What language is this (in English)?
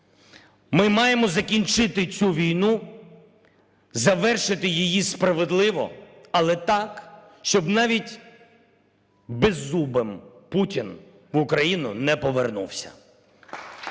Ukrainian